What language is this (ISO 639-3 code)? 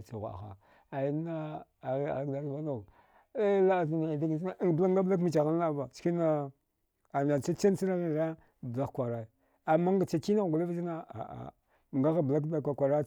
dgh